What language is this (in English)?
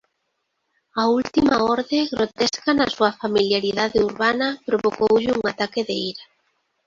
Galician